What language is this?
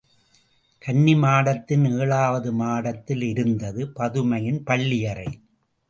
Tamil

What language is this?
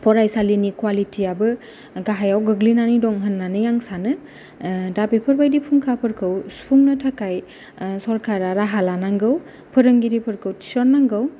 Bodo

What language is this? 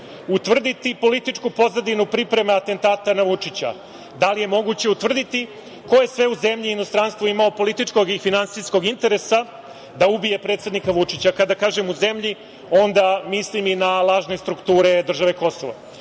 Serbian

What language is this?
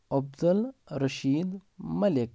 Kashmiri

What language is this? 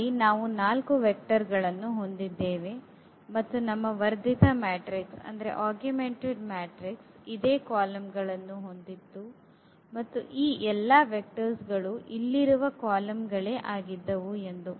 Kannada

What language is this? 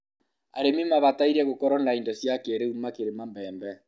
Kikuyu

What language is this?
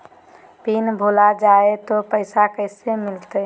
Magahi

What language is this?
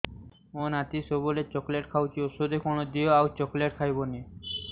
Odia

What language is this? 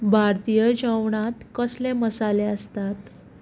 Konkani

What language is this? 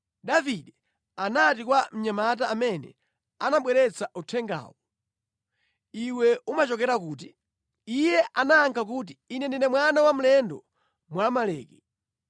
Nyanja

